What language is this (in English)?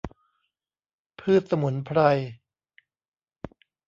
Thai